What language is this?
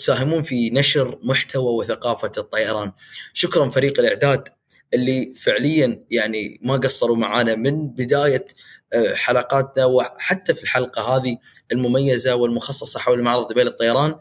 Arabic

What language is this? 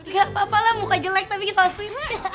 Indonesian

